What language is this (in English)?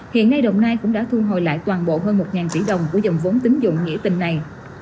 Vietnamese